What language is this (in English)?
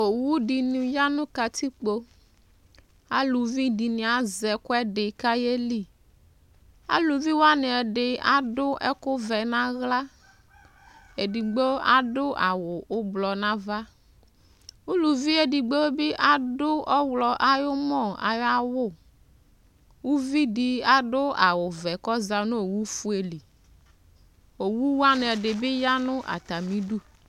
Ikposo